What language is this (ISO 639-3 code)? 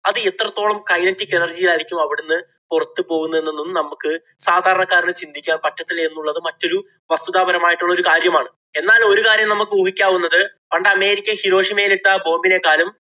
mal